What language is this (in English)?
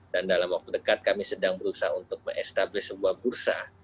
Indonesian